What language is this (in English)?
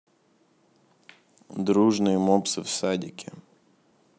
Russian